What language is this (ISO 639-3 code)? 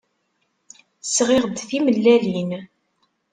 kab